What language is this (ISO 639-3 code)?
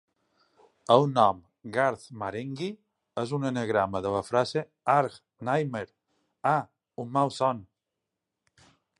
cat